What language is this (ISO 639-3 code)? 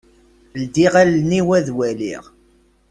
kab